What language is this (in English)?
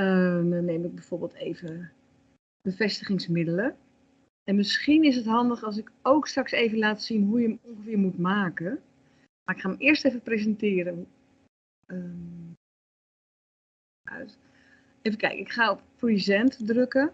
Dutch